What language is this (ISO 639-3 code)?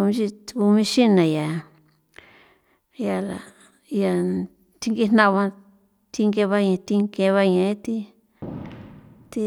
pow